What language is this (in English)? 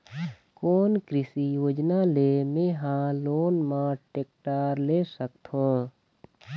Chhattisgarhi